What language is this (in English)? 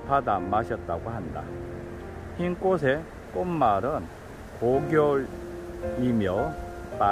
Korean